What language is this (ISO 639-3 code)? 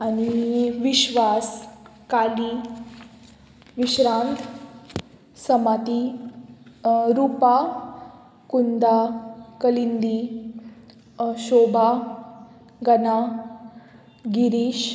kok